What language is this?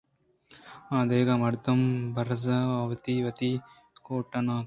Eastern Balochi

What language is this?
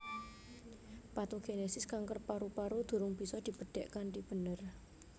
Javanese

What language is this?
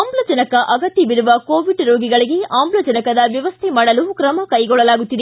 Kannada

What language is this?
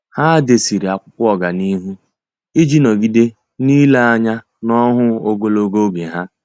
Igbo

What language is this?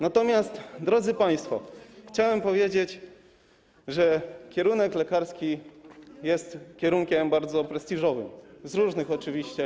Polish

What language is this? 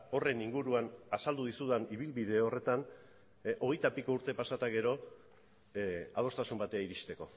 Basque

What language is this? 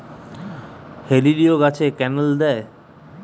Bangla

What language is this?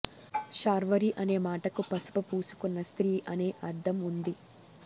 Telugu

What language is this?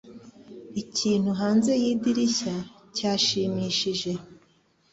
Kinyarwanda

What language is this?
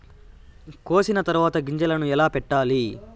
Telugu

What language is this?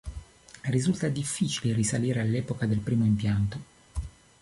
Italian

